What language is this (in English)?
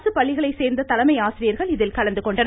Tamil